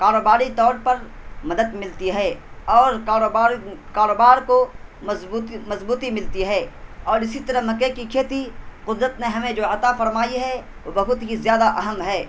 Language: Urdu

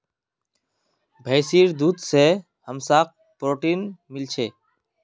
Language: Magahi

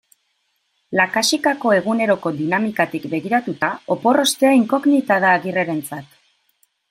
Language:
Basque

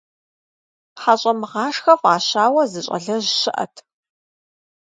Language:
Kabardian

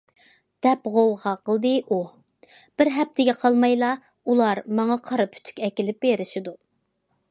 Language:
Uyghur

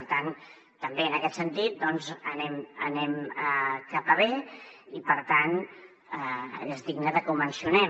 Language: Catalan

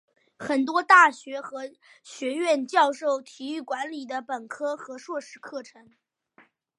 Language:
Chinese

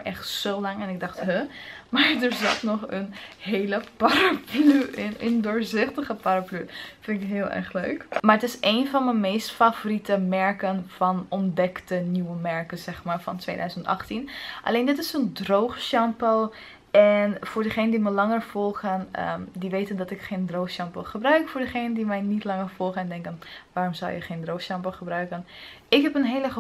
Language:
Dutch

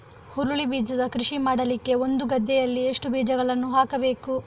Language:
Kannada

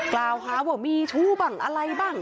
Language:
Thai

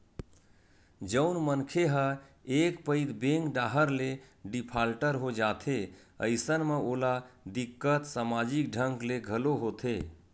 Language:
Chhattisgarhi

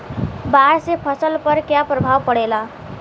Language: Bhojpuri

